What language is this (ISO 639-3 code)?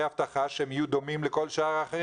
heb